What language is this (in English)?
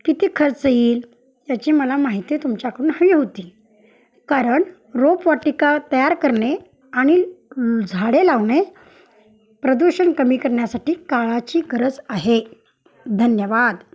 Marathi